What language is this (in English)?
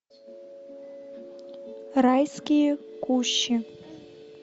Russian